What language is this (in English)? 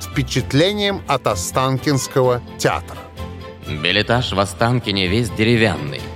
Russian